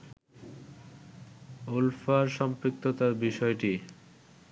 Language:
Bangla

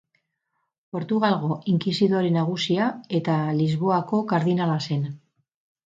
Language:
Basque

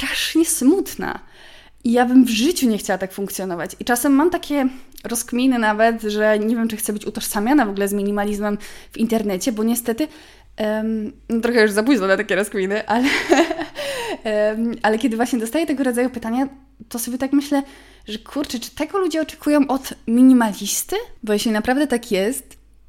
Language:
Polish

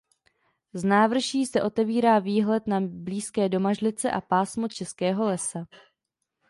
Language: Czech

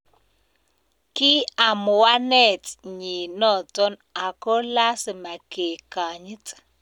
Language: Kalenjin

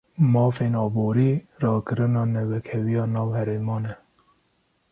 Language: Kurdish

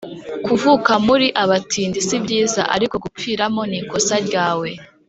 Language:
Kinyarwanda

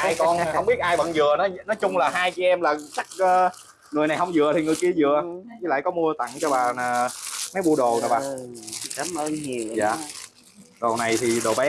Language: Vietnamese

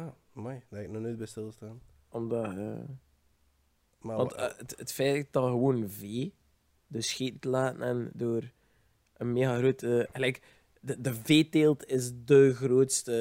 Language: Dutch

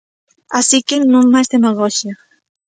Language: Galician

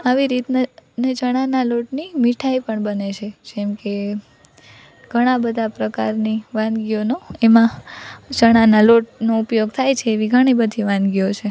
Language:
Gujarati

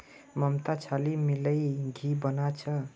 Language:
Magahi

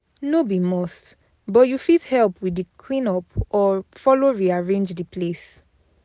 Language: Nigerian Pidgin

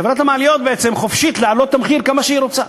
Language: Hebrew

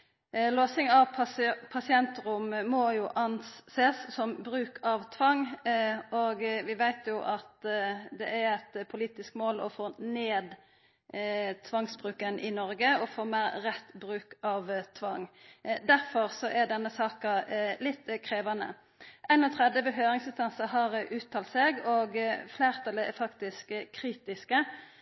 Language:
Norwegian Nynorsk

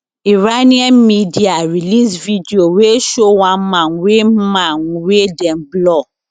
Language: Nigerian Pidgin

